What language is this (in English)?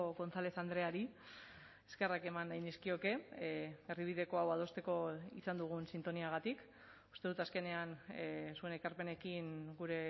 Basque